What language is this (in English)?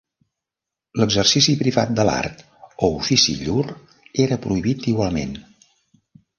Catalan